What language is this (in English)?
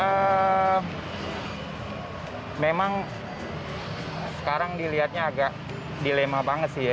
Indonesian